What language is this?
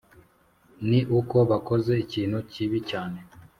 Kinyarwanda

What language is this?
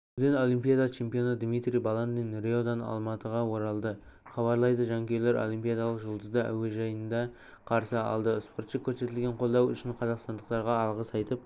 Kazakh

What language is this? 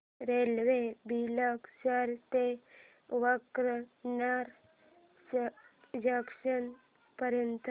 Marathi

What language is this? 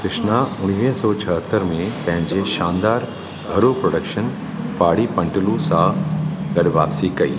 Sindhi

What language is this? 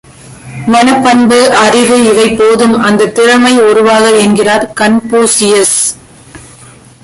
Tamil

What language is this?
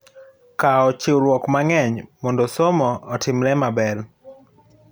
Luo (Kenya and Tanzania)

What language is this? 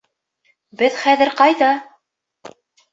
Bashkir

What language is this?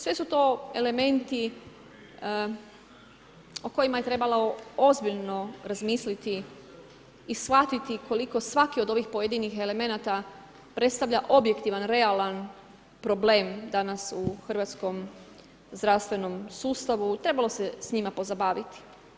Croatian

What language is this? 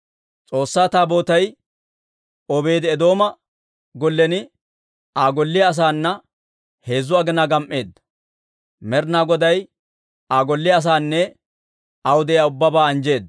Dawro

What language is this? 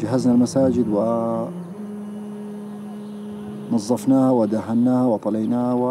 Arabic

